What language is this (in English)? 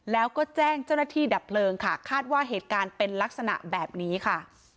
Thai